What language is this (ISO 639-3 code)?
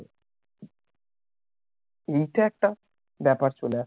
ben